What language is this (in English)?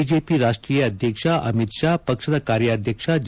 Kannada